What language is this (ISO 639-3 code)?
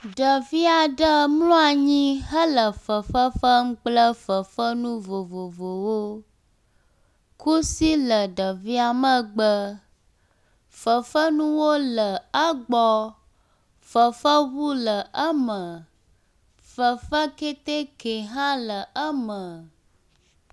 ewe